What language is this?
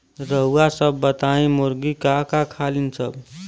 Bhojpuri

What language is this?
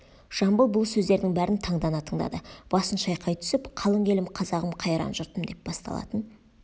Kazakh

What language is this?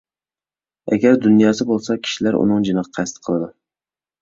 Uyghur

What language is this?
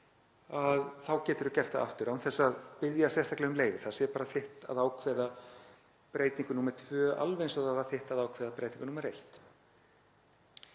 Icelandic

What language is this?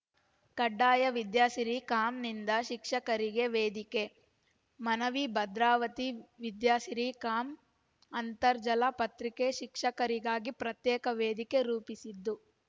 Kannada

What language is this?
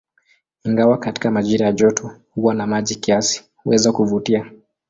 Swahili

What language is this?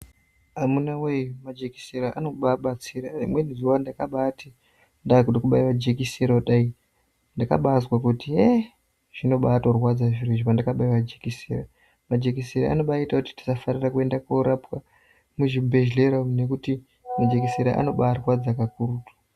Ndau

